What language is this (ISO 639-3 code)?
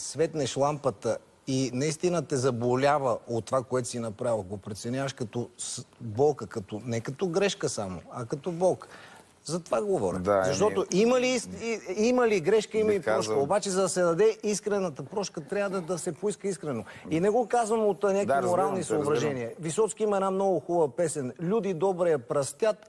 bul